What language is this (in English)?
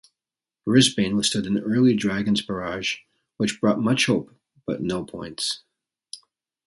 English